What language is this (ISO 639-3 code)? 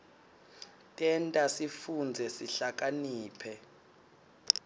ssw